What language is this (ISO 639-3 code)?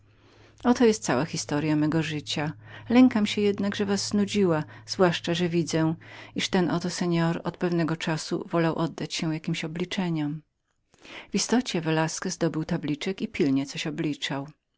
pol